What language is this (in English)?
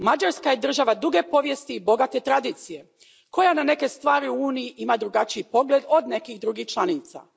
Croatian